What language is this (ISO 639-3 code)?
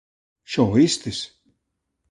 glg